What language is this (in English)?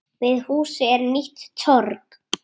Icelandic